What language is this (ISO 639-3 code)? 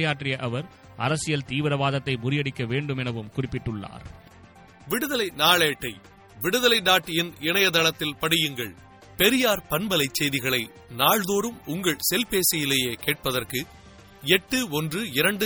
tam